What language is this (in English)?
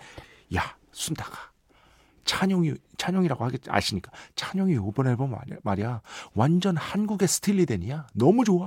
Korean